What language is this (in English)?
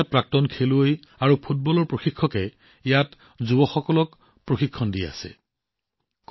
Assamese